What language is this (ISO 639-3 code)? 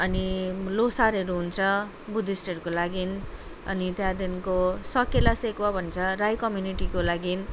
nep